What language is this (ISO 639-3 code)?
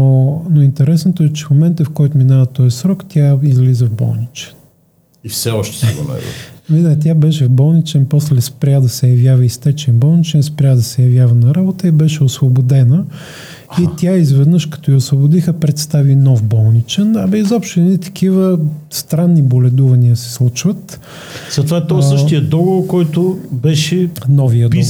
bul